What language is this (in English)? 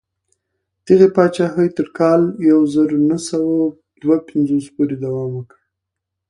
Pashto